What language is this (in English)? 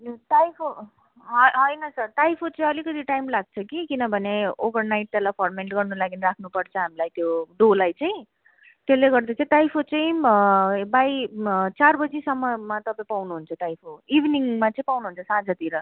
Nepali